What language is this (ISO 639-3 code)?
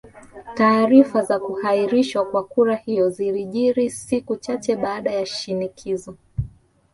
swa